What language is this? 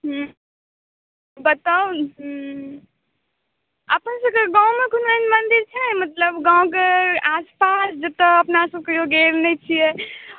Maithili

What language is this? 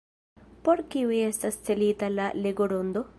Esperanto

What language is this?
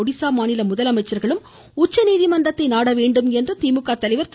Tamil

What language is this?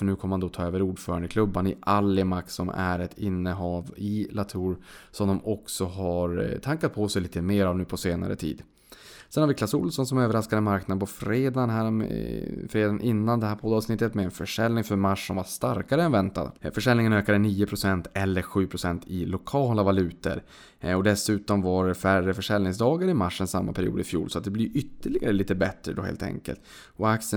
Swedish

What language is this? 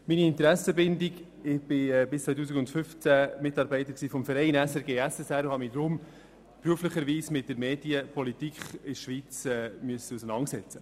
Swiss German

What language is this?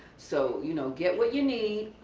English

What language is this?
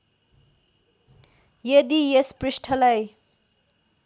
Nepali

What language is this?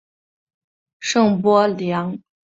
Chinese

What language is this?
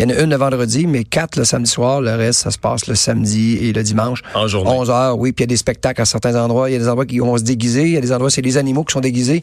French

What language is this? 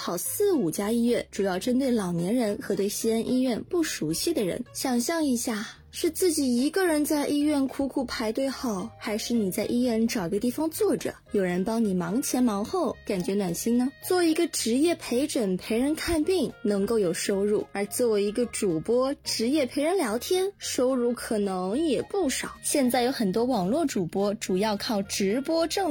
Chinese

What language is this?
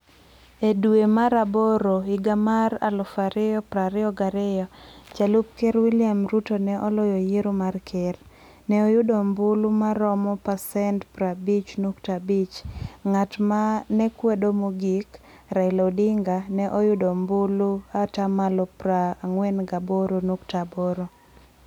Luo (Kenya and Tanzania)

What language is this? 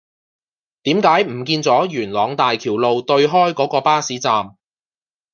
Cantonese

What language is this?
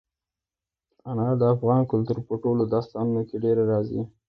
Pashto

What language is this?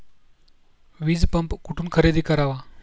Marathi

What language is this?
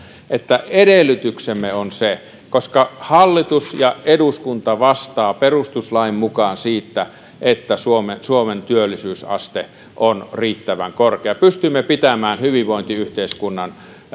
Finnish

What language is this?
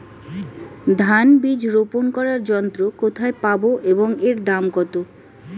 Bangla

